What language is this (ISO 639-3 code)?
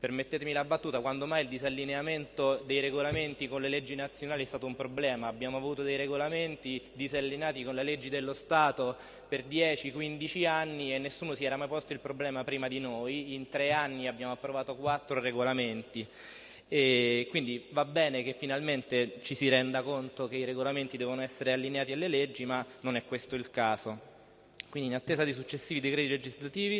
ita